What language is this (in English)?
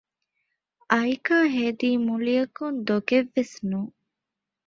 Divehi